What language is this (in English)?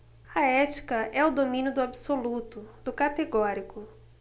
Portuguese